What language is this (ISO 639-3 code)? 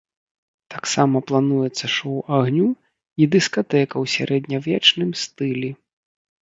bel